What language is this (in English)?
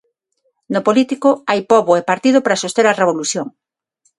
Galician